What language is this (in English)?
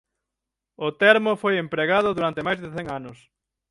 Galician